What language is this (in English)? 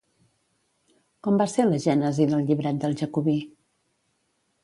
Catalan